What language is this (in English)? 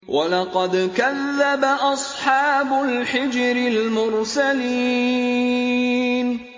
Arabic